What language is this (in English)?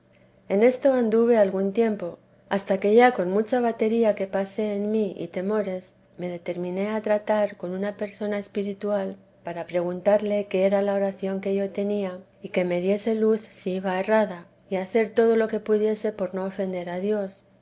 Spanish